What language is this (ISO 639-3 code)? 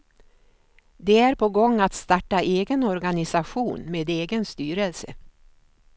swe